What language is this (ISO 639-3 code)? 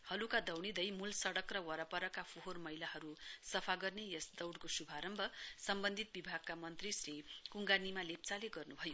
nep